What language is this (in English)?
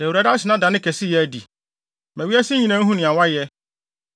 Akan